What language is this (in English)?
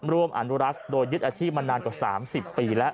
Thai